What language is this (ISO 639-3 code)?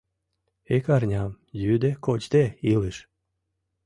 chm